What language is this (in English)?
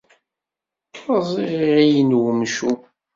Kabyle